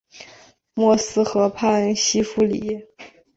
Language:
Chinese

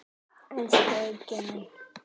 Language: Icelandic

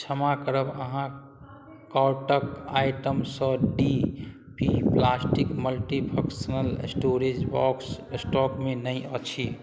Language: Maithili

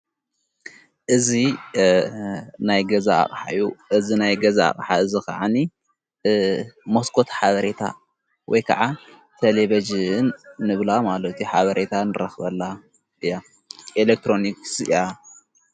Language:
Tigrinya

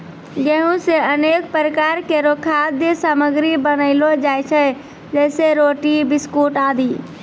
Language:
Maithili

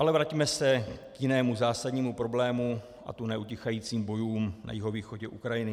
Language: Czech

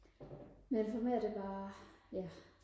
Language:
Danish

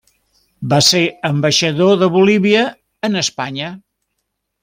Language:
Catalan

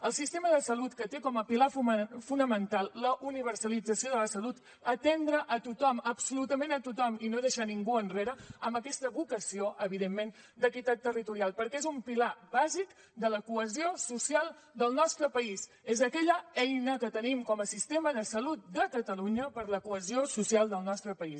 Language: Catalan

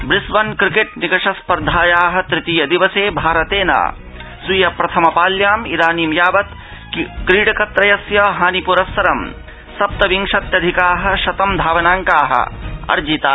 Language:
Sanskrit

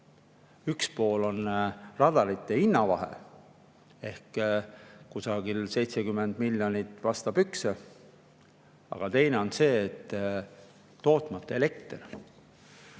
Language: Estonian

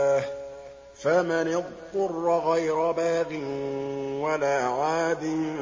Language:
Arabic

